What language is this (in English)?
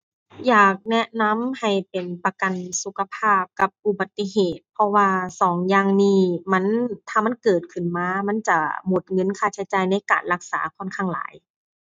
Thai